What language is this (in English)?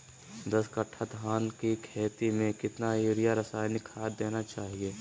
Magahi